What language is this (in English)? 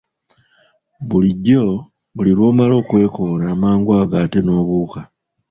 Ganda